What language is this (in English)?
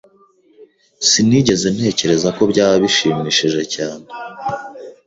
Kinyarwanda